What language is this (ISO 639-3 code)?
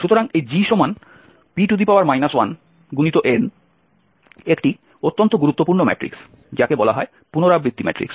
ben